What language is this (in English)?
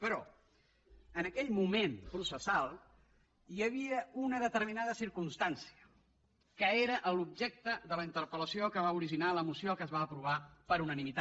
Catalan